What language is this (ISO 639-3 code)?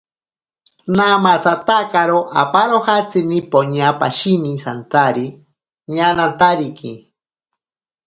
prq